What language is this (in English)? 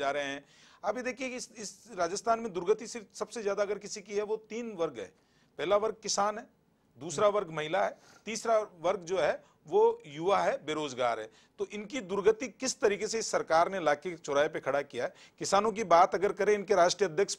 Hindi